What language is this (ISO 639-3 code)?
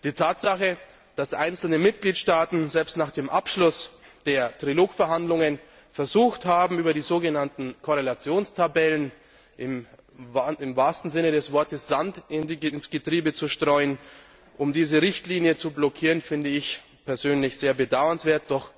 deu